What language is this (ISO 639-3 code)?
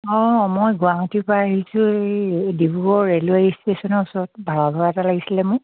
asm